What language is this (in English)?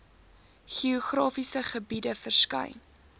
Afrikaans